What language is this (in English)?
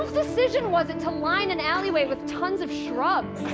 English